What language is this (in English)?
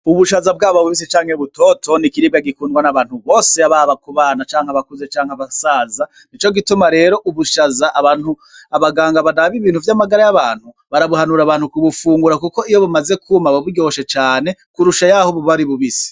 Rundi